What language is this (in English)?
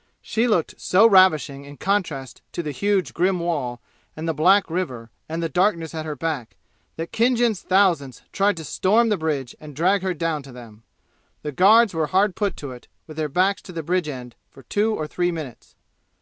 English